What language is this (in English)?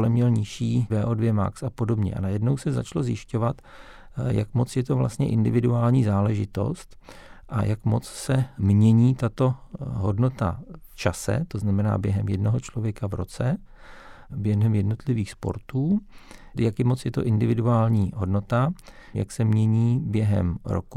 Czech